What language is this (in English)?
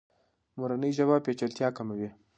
Pashto